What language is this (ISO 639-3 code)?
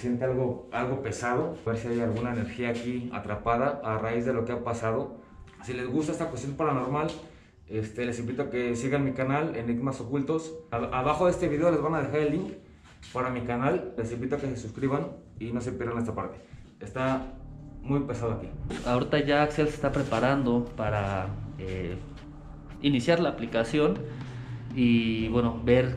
spa